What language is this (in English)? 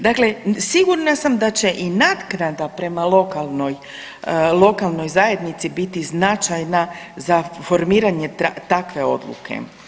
Croatian